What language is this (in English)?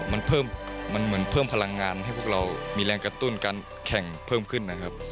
Thai